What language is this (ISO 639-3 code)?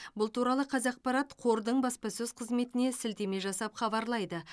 kaz